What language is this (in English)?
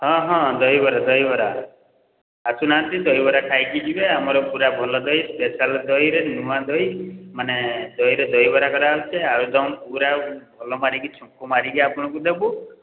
Odia